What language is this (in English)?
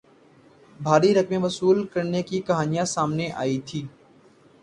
Urdu